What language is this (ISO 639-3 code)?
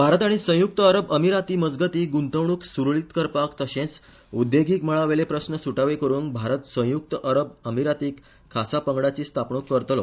kok